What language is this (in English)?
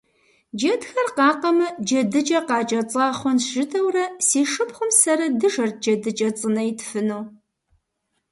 Kabardian